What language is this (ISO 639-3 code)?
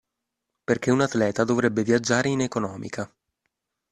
ita